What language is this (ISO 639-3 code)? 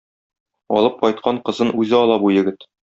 tat